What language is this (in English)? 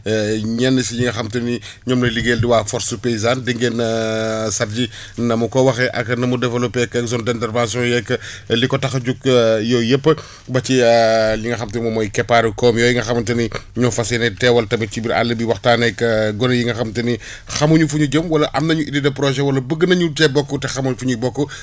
Wolof